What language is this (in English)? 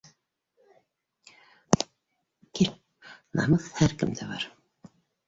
Bashkir